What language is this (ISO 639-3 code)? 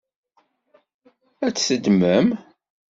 kab